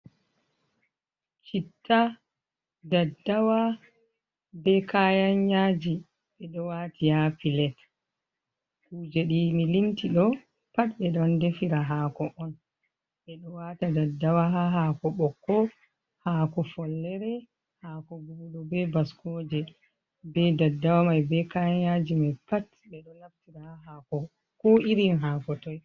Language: Fula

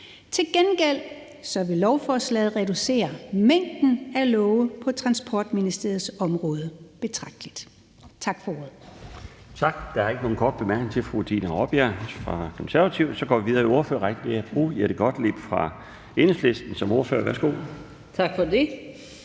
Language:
Danish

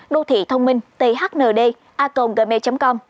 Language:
Vietnamese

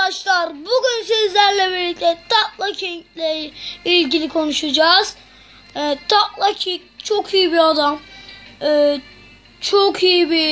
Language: Turkish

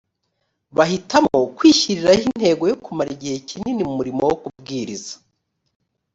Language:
Kinyarwanda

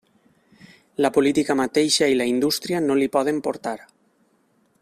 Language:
Catalan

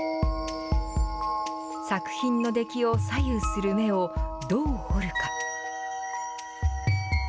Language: Japanese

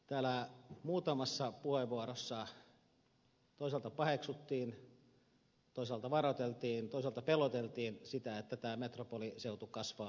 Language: Finnish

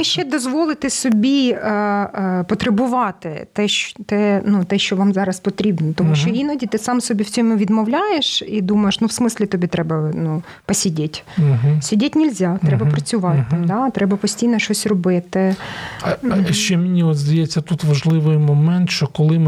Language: Ukrainian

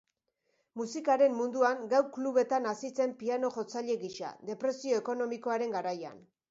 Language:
Basque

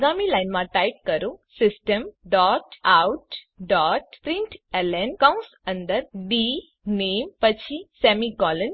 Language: Gujarati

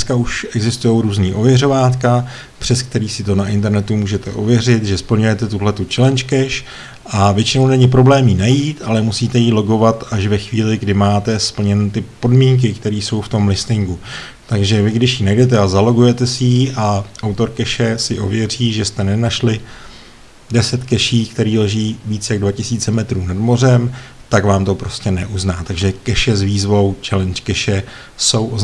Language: Czech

